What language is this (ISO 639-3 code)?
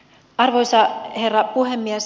fin